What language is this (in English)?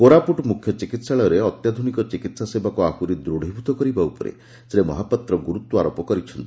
Odia